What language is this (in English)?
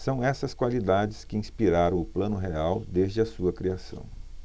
Portuguese